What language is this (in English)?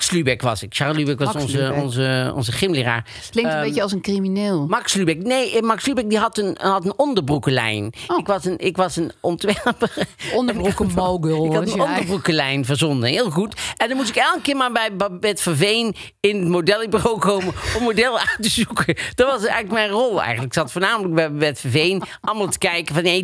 Dutch